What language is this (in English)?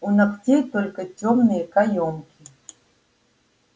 Russian